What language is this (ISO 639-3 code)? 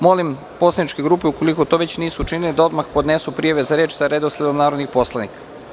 srp